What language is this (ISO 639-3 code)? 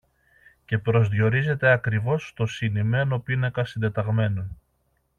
ell